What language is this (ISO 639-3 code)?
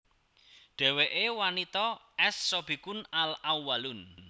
jav